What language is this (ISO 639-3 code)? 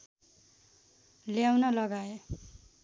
nep